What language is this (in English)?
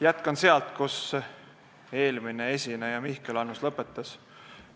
Estonian